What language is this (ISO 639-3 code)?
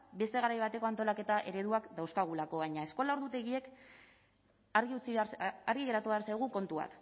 eus